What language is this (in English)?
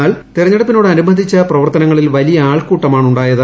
Malayalam